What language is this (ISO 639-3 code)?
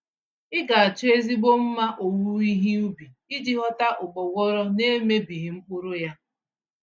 ibo